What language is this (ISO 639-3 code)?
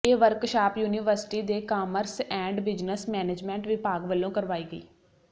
pan